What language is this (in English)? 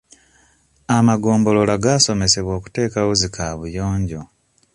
Ganda